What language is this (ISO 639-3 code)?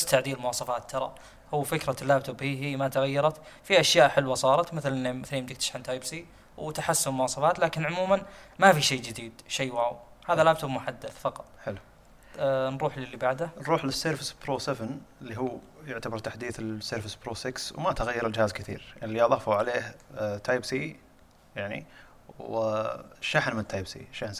ara